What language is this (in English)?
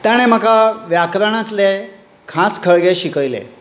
Konkani